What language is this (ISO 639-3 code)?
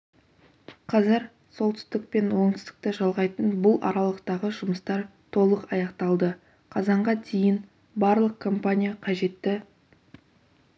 kaz